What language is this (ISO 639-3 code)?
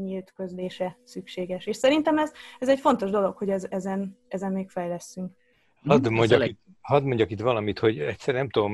hun